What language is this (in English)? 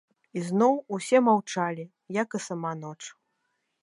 Belarusian